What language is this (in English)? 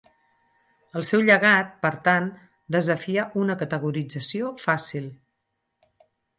Catalan